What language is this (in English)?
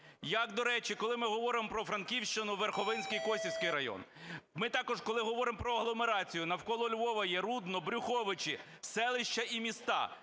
Ukrainian